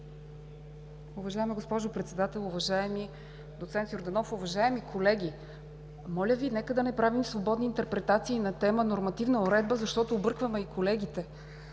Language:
Bulgarian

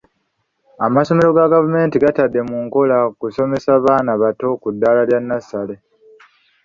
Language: Ganda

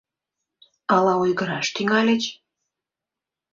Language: Mari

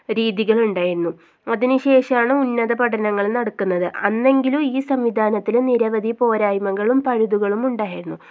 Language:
Malayalam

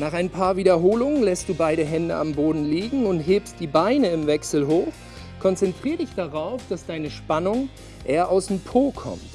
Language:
German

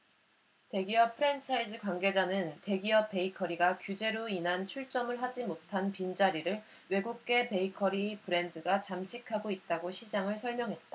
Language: Korean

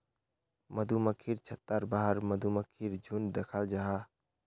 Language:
Magahi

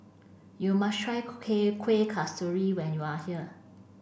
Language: English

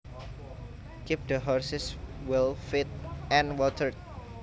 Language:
Javanese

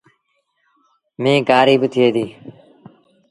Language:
Sindhi Bhil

